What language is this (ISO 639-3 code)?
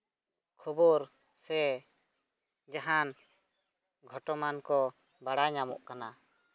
sat